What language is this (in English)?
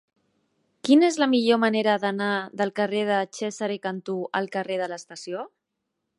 Catalan